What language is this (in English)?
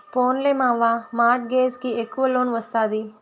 Telugu